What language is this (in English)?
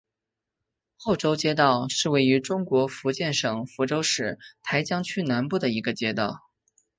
Chinese